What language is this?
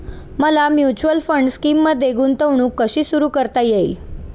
Marathi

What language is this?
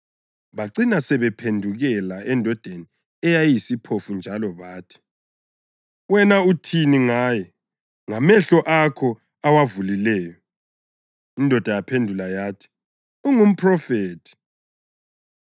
North Ndebele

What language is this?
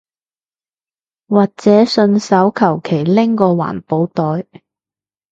Cantonese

